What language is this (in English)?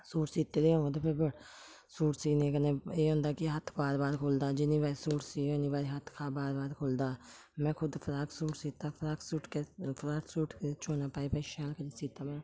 Dogri